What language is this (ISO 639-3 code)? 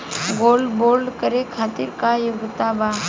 bho